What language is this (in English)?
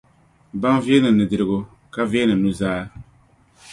Dagbani